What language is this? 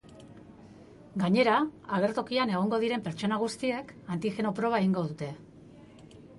Basque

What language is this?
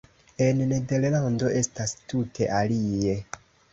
Esperanto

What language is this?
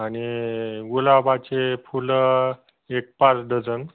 Marathi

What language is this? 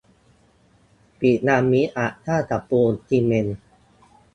Thai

